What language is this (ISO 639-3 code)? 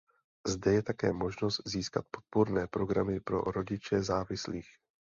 ces